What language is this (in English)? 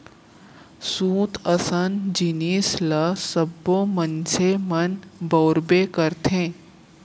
Chhattisgarhi